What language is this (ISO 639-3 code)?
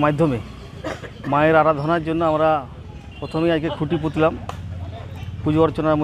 ron